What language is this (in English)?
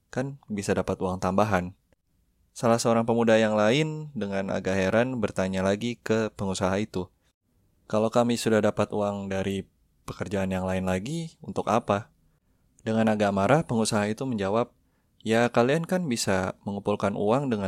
Indonesian